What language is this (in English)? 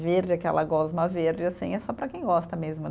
Portuguese